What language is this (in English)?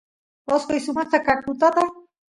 Santiago del Estero Quichua